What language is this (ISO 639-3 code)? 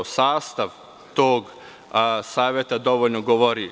srp